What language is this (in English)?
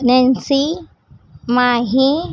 Gujarati